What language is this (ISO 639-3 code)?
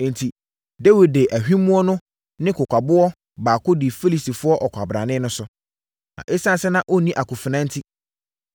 aka